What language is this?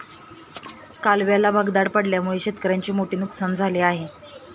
Marathi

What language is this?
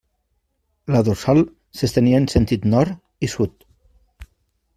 Catalan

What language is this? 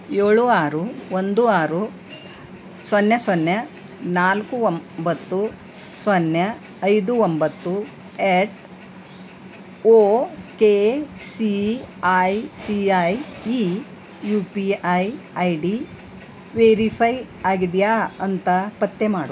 Kannada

